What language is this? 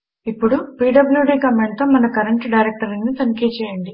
Telugu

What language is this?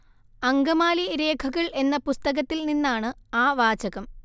Malayalam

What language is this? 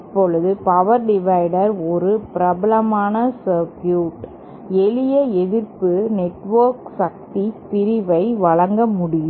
Tamil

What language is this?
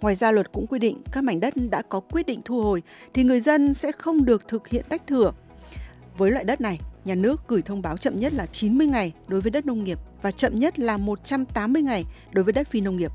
Vietnamese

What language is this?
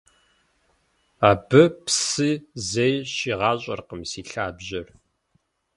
Kabardian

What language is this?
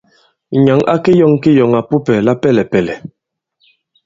Bankon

